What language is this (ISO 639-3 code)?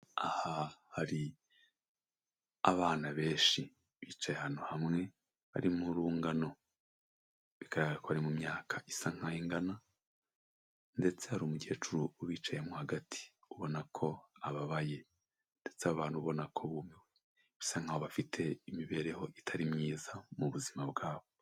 kin